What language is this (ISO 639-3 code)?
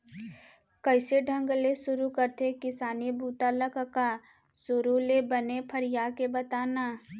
hne